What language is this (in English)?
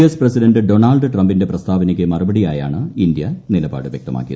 Malayalam